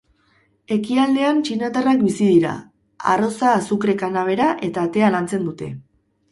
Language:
Basque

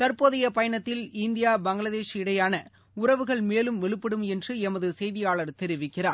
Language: Tamil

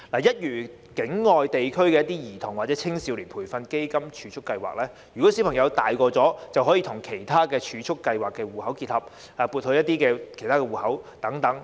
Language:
Cantonese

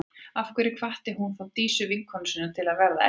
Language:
Icelandic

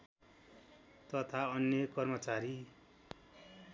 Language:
Nepali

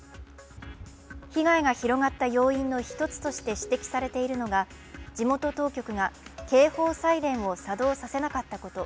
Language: Japanese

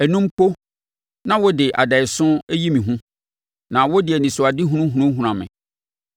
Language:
Akan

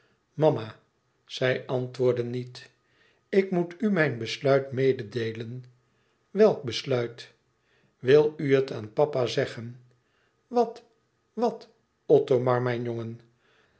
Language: Dutch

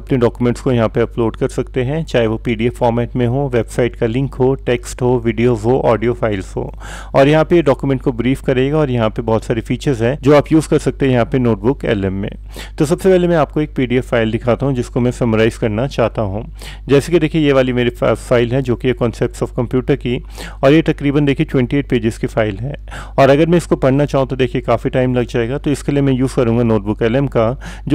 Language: Hindi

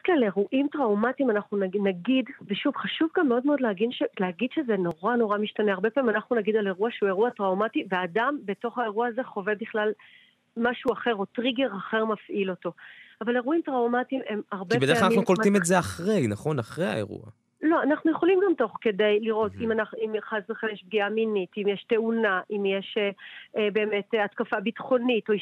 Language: Hebrew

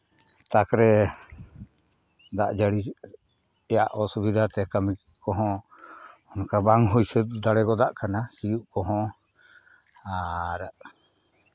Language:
Santali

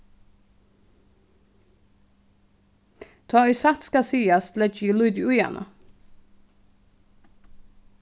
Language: Faroese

